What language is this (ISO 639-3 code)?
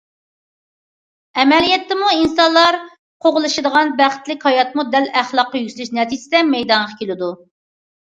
uig